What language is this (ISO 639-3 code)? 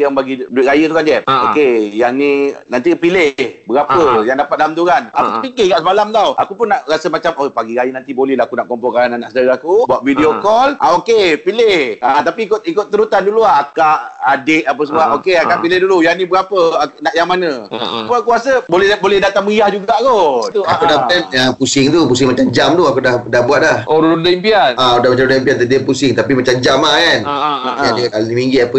msa